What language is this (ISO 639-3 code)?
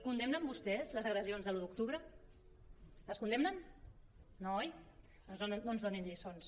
cat